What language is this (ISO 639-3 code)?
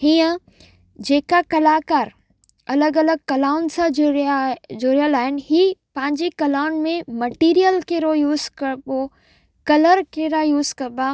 snd